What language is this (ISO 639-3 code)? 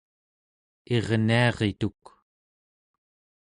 esu